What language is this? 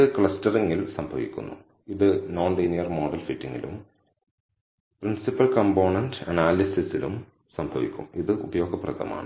Malayalam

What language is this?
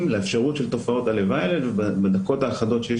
Hebrew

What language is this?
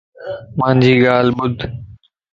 Lasi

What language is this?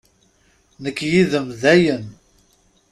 Kabyle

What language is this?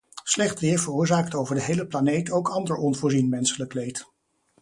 Dutch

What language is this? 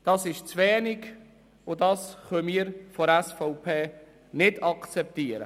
Swiss German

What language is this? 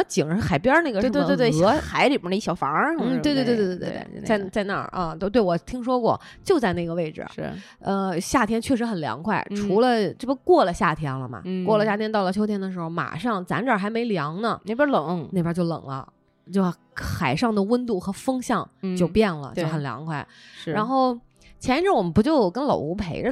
Chinese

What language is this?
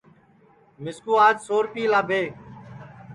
Sansi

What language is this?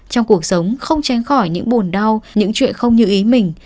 Vietnamese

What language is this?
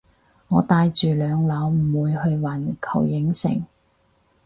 Cantonese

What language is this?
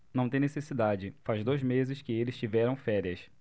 Portuguese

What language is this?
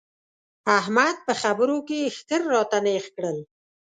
Pashto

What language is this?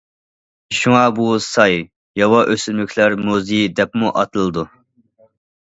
Uyghur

